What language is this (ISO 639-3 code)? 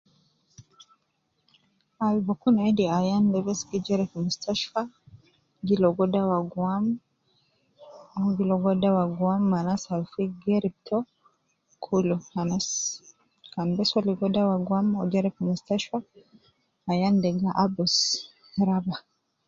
kcn